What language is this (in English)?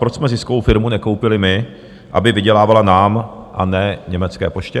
Czech